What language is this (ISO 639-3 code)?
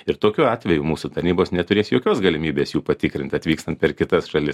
lit